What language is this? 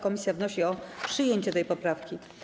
Polish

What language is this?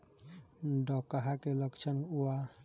Bhojpuri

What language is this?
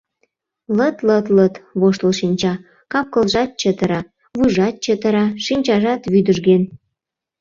Mari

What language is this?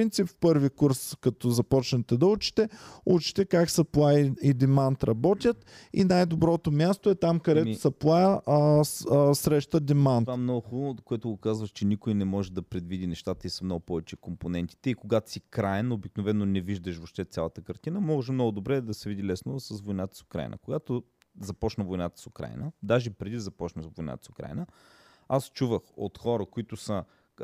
Bulgarian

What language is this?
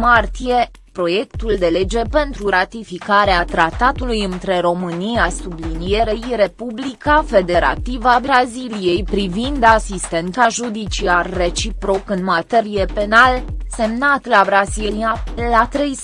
Romanian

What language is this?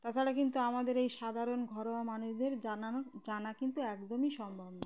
Bangla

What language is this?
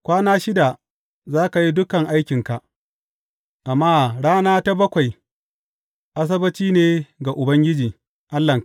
Hausa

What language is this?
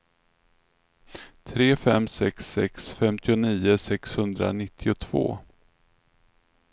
Swedish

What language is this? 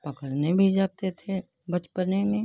Hindi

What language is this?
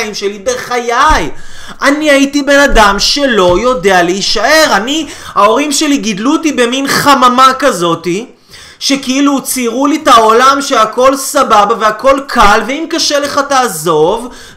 Hebrew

